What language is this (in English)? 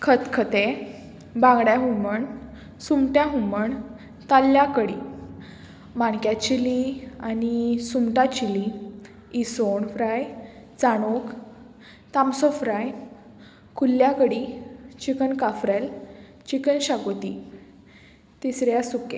Konkani